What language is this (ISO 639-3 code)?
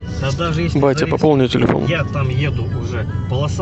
rus